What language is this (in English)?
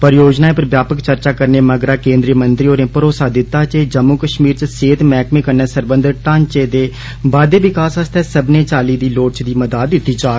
Dogri